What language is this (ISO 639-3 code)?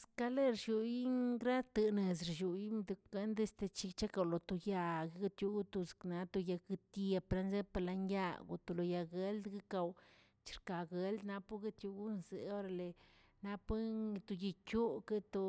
zts